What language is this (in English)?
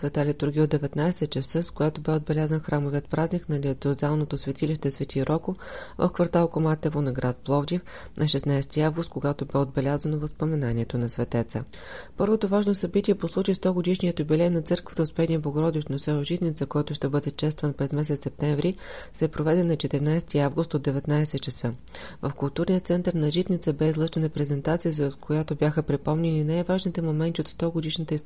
Bulgarian